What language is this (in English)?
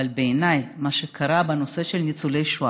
Hebrew